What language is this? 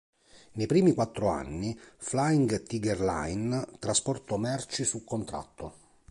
Italian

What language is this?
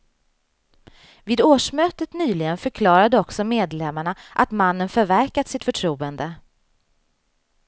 Swedish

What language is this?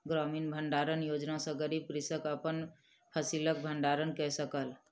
Maithili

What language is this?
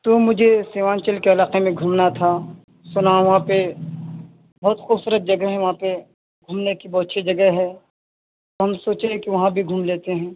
Urdu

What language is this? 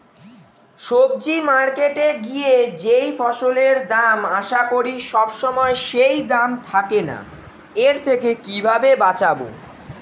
Bangla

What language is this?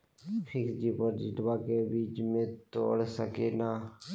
Magahi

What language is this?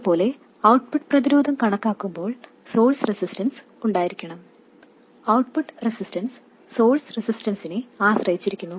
Malayalam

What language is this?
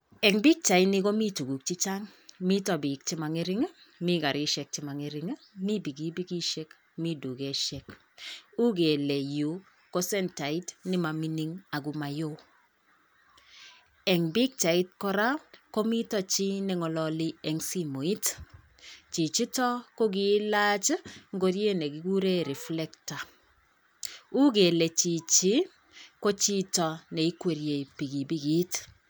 Kalenjin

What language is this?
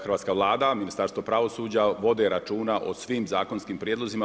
Croatian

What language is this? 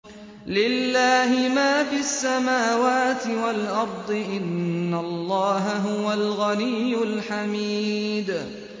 Arabic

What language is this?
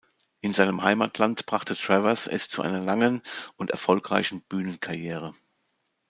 German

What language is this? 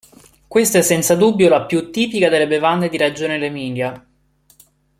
Italian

